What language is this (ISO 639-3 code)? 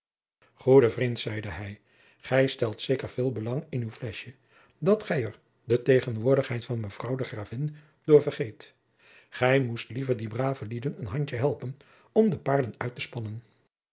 nld